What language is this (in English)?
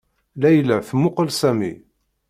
Kabyle